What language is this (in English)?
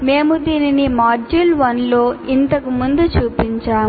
Telugu